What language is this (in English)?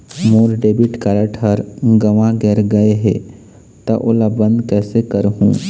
Chhattisgarhi